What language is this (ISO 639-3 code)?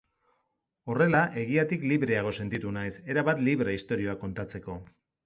eus